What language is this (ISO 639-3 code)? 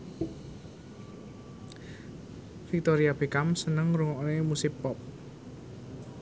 jav